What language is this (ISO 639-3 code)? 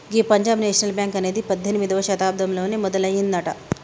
tel